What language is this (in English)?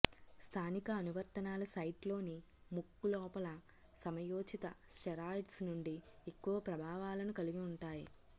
Telugu